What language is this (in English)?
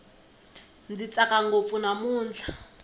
Tsonga